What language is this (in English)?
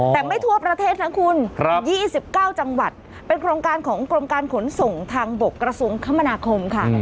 Thai